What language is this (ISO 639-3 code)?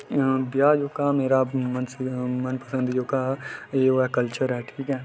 doi